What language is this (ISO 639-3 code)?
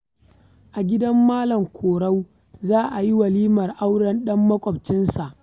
hau